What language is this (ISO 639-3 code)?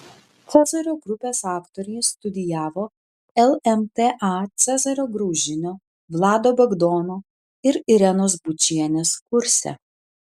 lit